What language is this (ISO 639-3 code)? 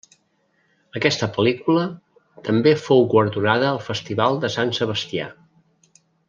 cat